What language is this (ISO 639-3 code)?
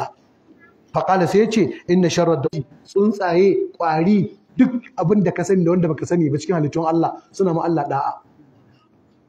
ara